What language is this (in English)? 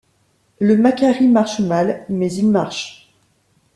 French